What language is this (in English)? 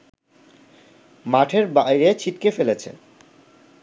Bangla